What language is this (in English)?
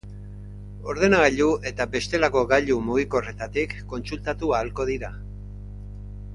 Basque